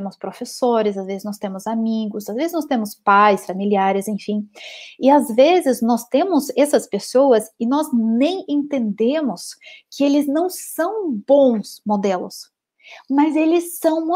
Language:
Portuguese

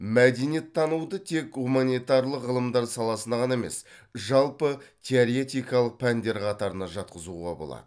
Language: Kazakh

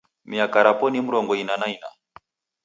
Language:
Taita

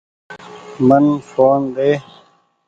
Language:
Goaria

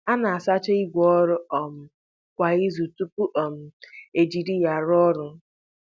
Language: Igbo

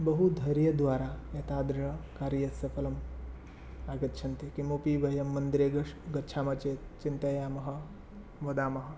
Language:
Sanskrit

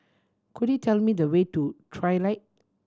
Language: English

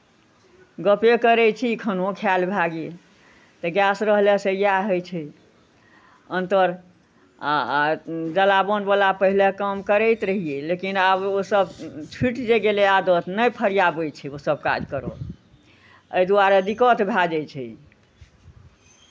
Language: Maithili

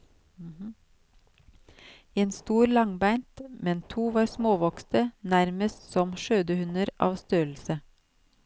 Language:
Norwegian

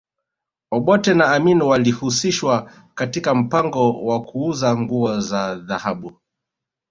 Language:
Swahili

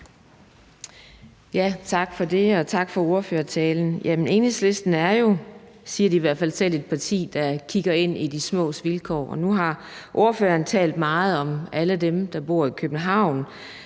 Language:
Danish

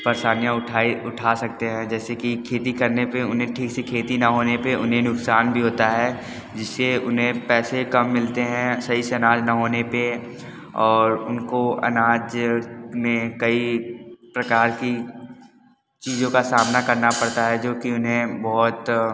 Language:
Hindi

